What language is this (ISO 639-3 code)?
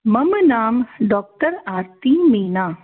san